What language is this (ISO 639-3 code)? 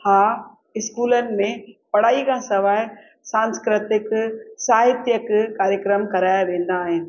snd